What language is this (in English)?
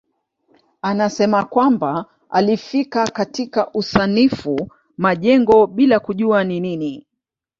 Swahili